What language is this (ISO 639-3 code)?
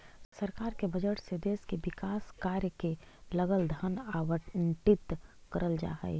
mag